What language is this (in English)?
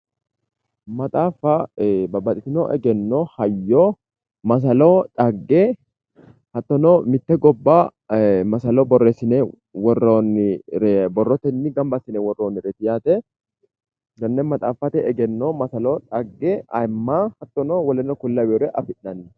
Sidamo